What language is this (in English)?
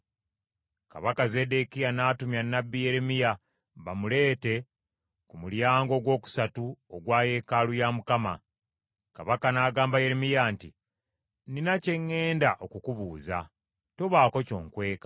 Ganda